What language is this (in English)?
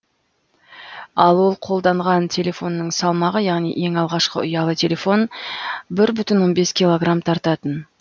Kazakh